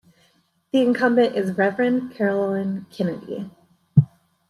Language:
English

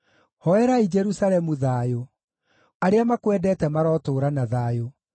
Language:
Kikuyu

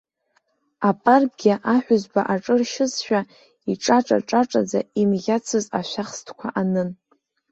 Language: Abkhazian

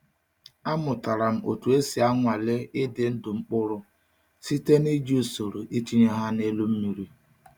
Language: Igbo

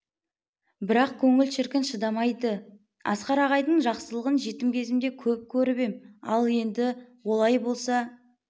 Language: Kazakh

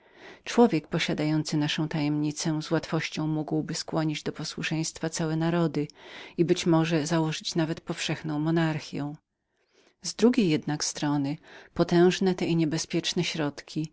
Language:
Polish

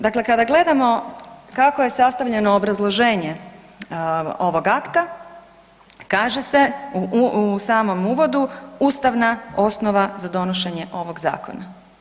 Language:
Croatian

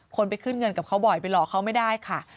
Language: Thai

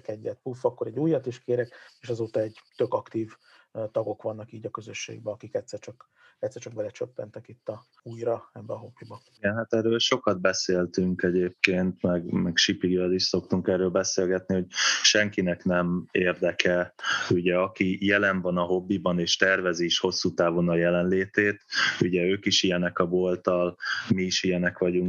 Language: Hungarian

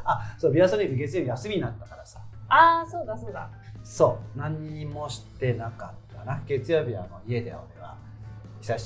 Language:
Japanese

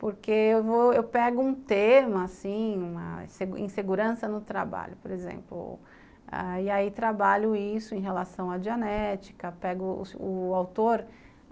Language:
Portuguese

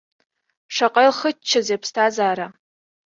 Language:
Abkhazian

